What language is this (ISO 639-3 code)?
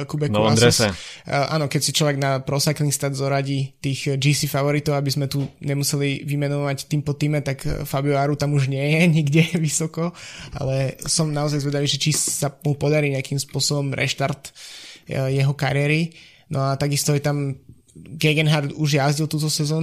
slk